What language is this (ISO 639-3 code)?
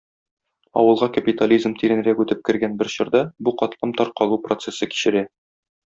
tat